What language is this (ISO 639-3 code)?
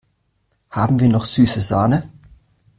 deu